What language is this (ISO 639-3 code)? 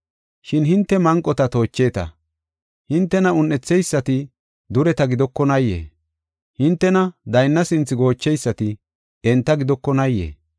gof